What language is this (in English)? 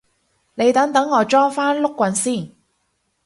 Cantonese